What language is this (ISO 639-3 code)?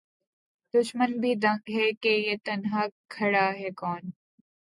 urd